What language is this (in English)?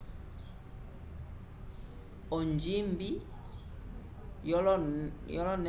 Umbundu